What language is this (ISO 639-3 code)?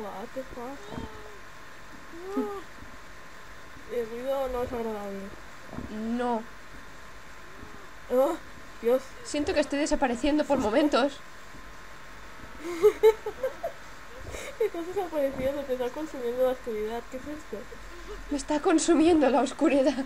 spa